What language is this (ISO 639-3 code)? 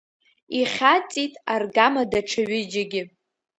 abk